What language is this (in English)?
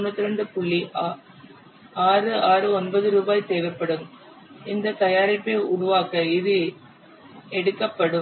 Tamil